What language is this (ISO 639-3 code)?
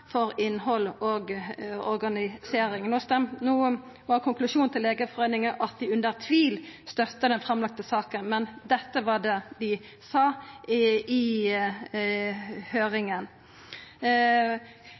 nno